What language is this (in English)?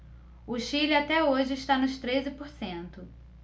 Portuguese